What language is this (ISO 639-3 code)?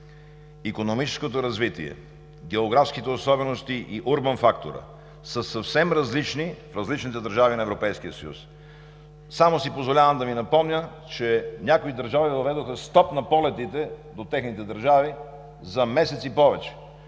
bul